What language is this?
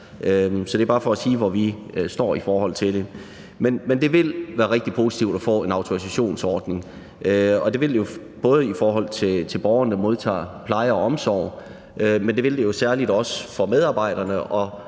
Danish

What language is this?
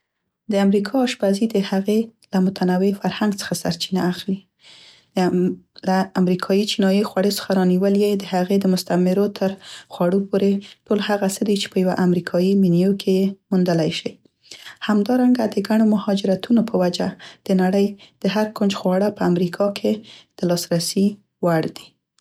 Central Pashto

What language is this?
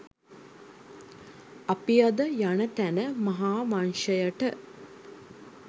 Sinhala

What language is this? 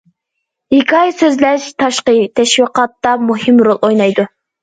Uyghur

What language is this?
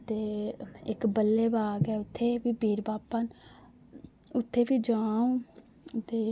Dogri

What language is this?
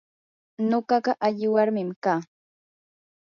Yanahuanca Pasco Quechua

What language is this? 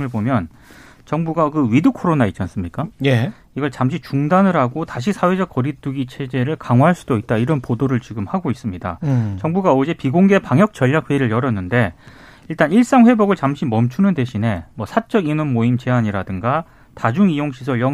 Korean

